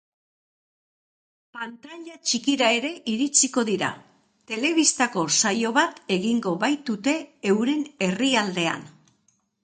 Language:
Basque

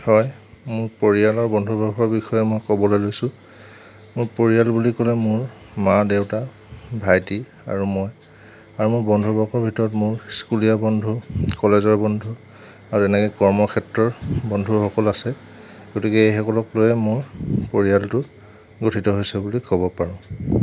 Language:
Assamese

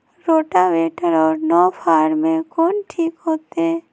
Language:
Magahi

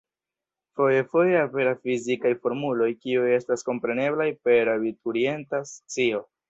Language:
Esperanto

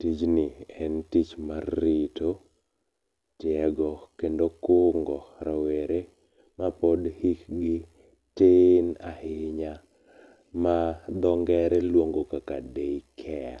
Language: Luo (Kenya and Tanzania)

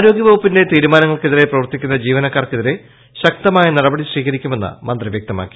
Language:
Malayalam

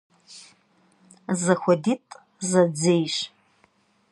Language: Kabardian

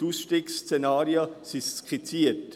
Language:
Swiss German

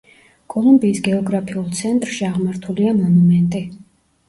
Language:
Georgian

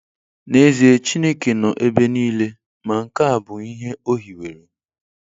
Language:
Igbo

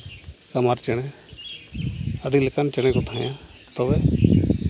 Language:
Santali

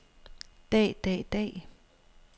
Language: Danish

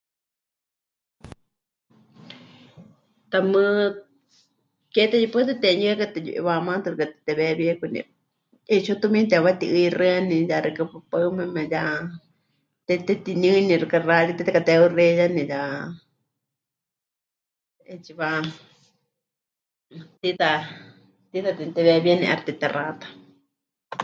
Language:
Huichol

